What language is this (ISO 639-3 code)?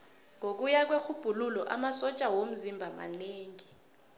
nbl